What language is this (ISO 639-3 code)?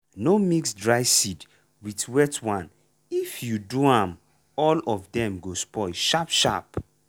pcm